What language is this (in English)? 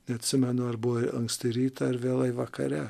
Lithuanian